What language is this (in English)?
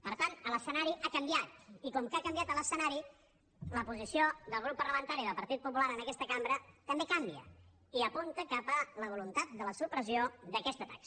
Catalan